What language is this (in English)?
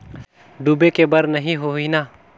Chhattisgarhi